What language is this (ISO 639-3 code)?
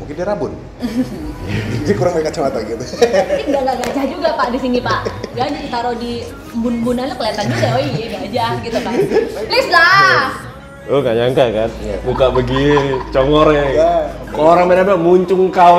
ind